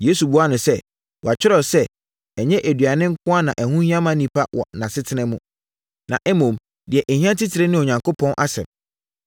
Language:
Akan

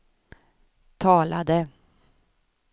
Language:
Swedish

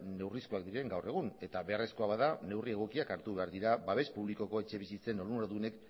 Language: Basque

